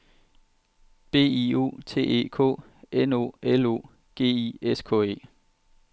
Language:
Danish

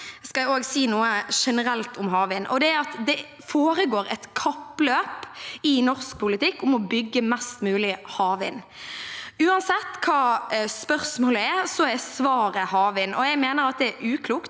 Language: Norwegian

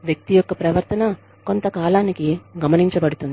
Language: Telugu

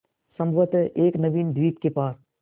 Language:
Hindi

